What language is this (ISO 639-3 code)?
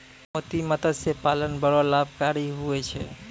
mai